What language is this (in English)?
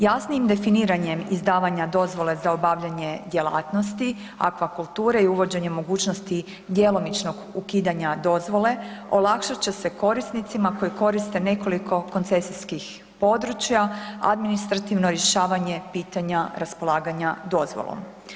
Croatian